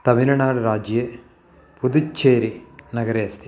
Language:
Sanskrit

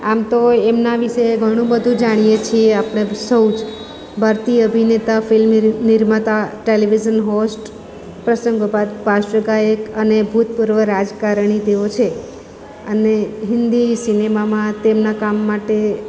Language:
Gujarati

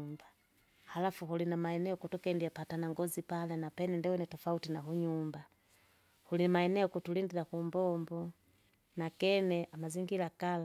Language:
Kinga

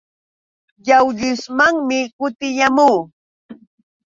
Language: Yauyos Quechua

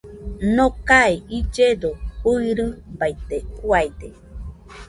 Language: Nüpode Huitoto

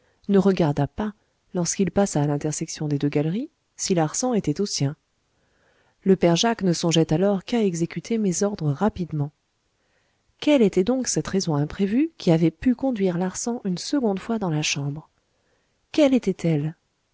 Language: French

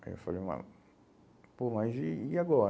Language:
Portuguese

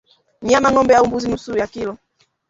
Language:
Swahili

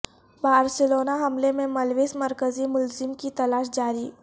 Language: Urdu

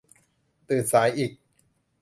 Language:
Thai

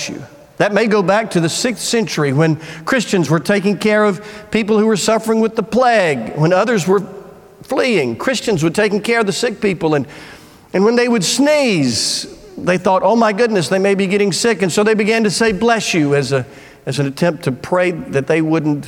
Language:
English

